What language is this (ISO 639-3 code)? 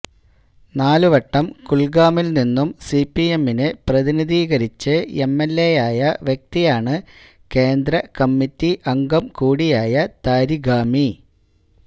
mal